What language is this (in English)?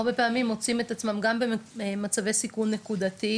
Hebrew